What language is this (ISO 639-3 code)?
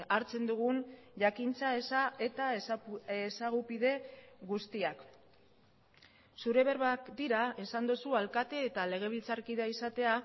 eus